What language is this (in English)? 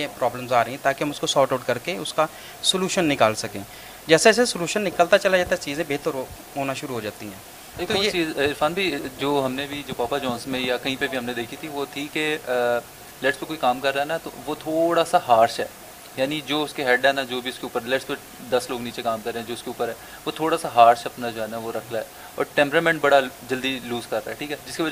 Urdu